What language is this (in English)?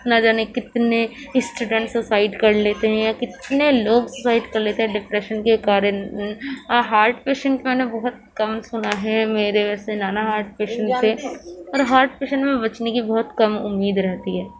Urdu